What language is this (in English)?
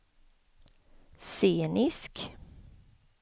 Swedish